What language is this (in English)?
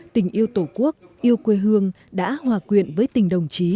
Vietnamese